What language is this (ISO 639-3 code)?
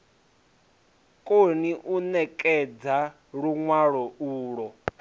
ven